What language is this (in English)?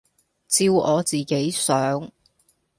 Cantonese